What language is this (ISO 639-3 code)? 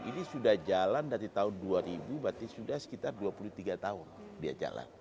ind